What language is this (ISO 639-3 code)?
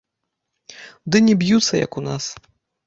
bel